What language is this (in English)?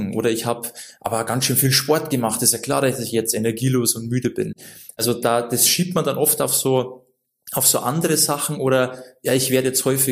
German